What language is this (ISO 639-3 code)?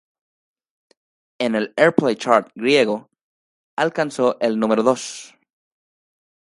spa